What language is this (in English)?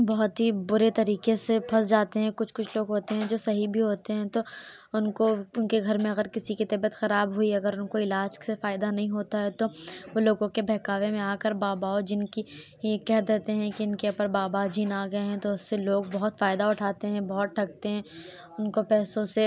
Urdu